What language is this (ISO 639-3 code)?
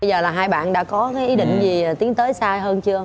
vie